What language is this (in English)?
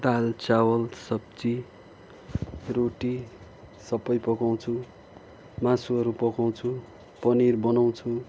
Nepali